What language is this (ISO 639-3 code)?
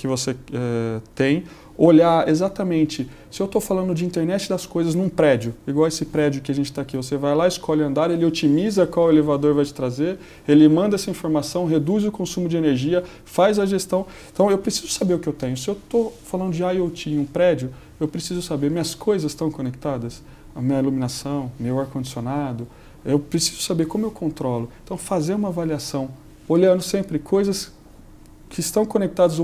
por